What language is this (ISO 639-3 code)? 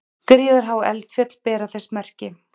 isl